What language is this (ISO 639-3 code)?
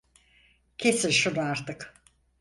tur